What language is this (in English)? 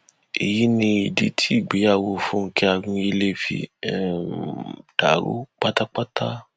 Yoruba